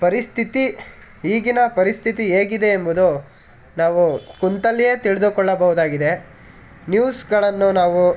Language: Kannada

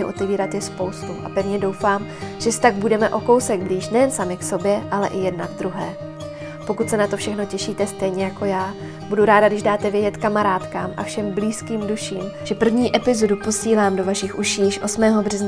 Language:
Czech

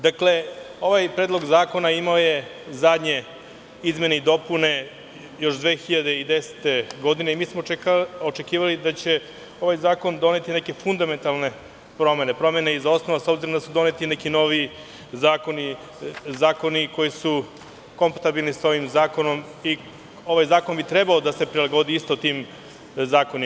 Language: Serbian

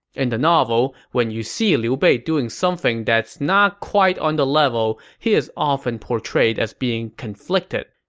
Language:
English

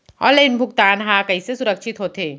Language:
Chhattisgarhi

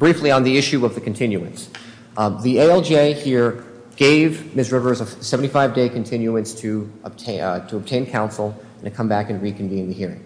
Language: English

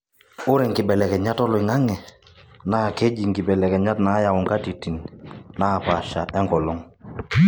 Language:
Masai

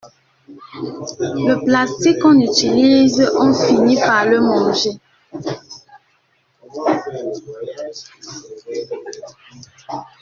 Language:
French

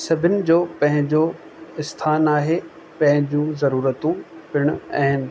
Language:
Sindhi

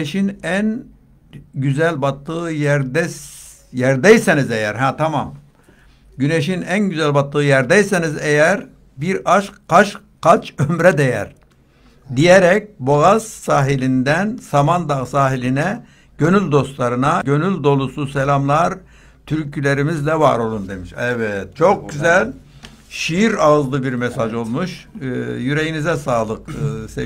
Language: Turkish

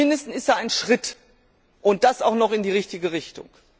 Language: German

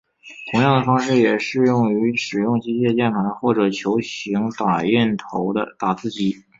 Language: Chinese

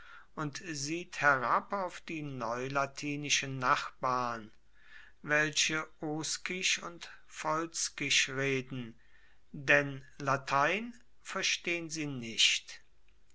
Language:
German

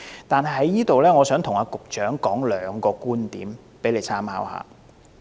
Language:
Cantonese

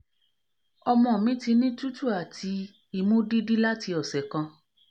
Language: Yoruba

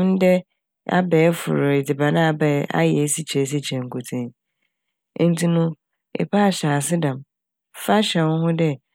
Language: Akan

